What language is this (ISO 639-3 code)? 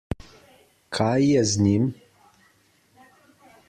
slv